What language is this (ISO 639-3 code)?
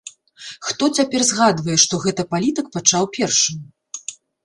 bel